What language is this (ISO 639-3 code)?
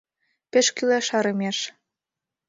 chm